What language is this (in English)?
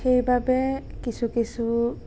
Assamese